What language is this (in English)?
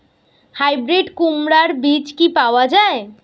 Bangla